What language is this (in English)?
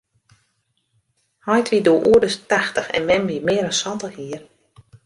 Western Frisian